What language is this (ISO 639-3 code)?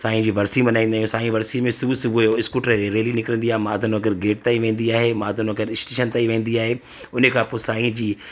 snd